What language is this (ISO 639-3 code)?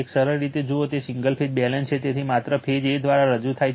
guj